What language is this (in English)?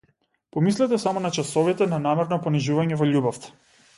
Macedonian